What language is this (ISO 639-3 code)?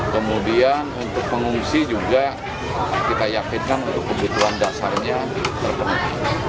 ind